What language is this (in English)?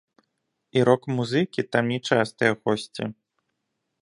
Belarusian